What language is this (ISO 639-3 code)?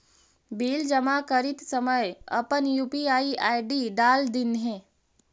mag